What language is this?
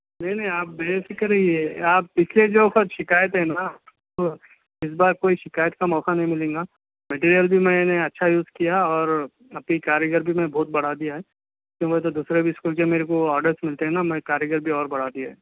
Urdu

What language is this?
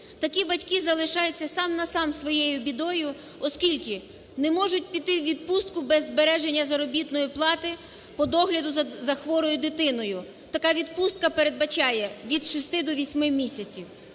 Ukrainian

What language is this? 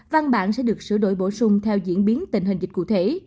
Vietnamese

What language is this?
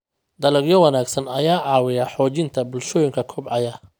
Somali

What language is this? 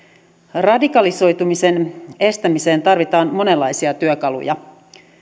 Finnish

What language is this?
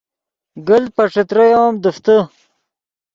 Yidgha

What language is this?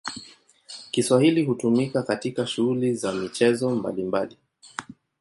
Swahili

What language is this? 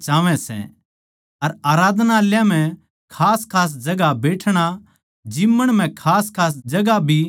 Haryanvi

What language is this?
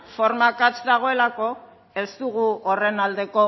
Basque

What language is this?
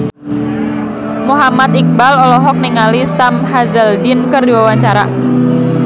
Sundanese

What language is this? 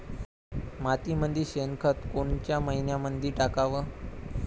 Marathi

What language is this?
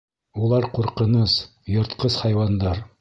Bashkir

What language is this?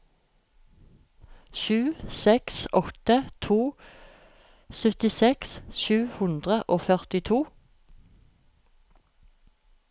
Norwegian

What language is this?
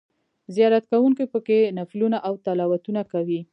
Pashto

